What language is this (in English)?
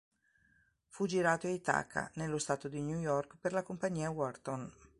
Italian